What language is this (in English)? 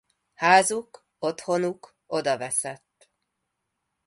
Hungarian